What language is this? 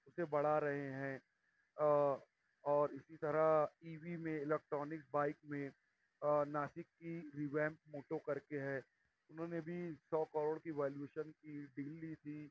Urdu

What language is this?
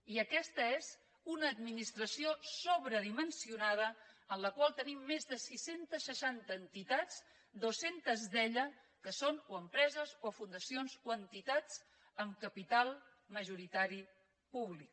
Catalan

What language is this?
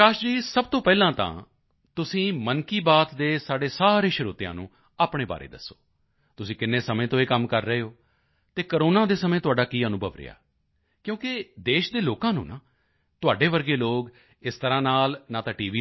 Punjabi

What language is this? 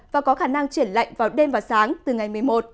Vietnamese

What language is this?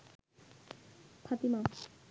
Bangla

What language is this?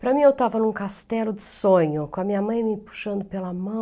Portuguese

